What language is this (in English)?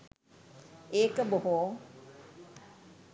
Sinhala